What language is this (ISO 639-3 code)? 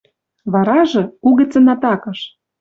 mrj